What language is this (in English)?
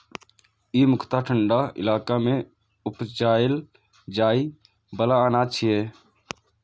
Maithili